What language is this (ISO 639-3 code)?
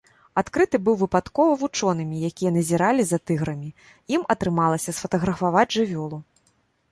bel